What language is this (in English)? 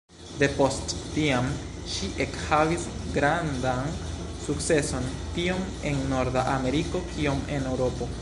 Esperanto